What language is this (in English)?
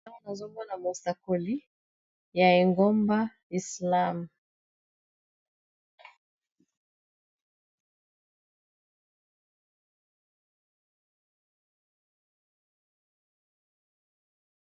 Lingala